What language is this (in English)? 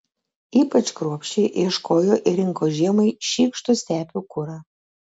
Lithuanian